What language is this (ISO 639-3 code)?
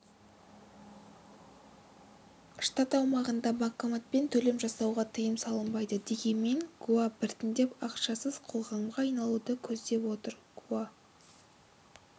kaz